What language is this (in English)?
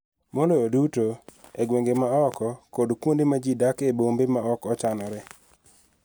Luo (Kenya and Tanzania)